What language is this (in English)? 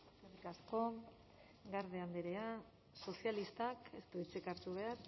Basque